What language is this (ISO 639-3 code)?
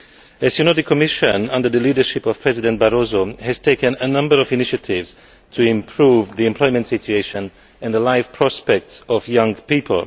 eng